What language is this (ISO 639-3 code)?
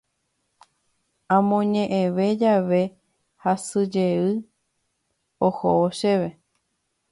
grn